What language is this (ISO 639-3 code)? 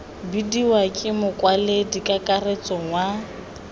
tsn